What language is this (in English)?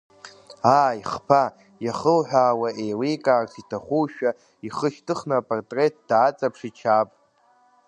Abkhazian